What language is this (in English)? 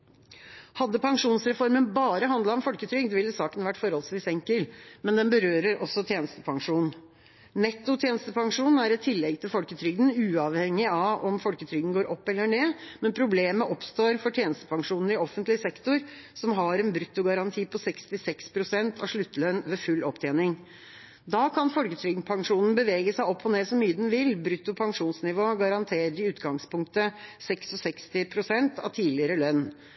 Norwegian Bokmål